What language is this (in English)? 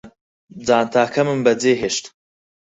Central Kurdish